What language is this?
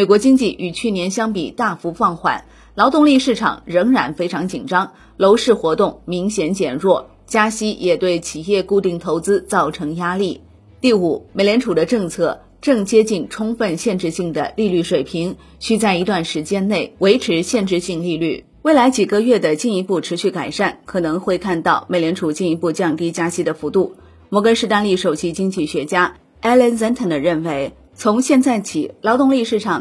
Chinese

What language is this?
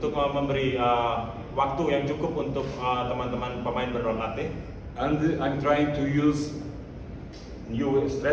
Indonesian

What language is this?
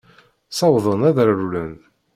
Kabyle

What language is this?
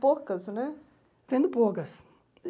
Portuguese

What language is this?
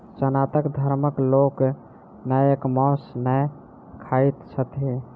Maithili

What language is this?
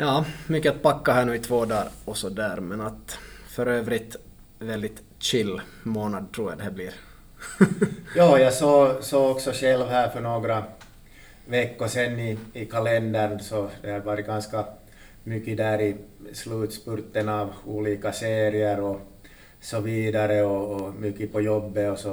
Swedish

